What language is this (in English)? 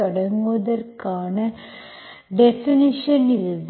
Tamil